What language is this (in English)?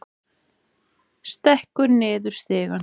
Icelandic